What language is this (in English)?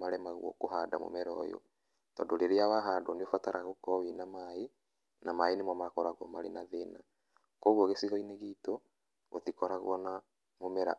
Kikuyu